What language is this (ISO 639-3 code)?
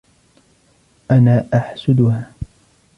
ara